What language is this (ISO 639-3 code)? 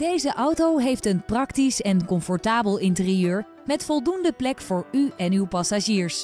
nld